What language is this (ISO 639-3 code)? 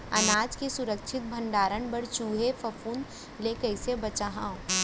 hne